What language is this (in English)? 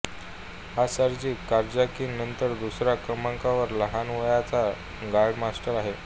Marathi